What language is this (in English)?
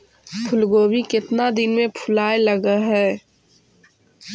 Magahi